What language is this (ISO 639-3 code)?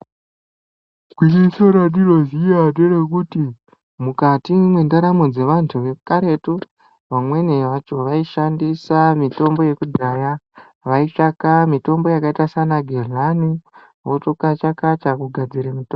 ndc